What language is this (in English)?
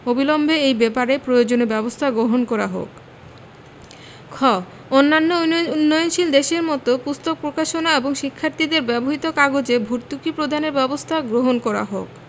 Bangla